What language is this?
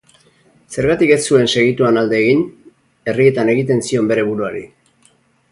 Basque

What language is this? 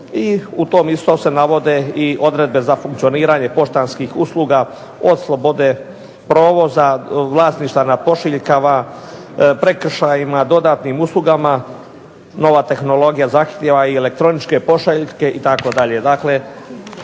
Croatian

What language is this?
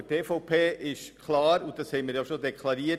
Swiss German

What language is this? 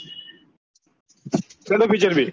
Gujarati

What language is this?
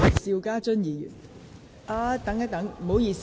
Cantonese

